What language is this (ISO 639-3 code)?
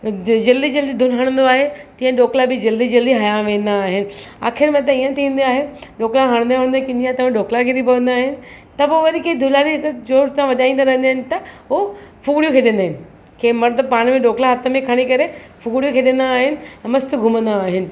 snd